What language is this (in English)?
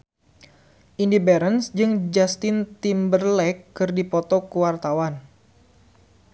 Sundanese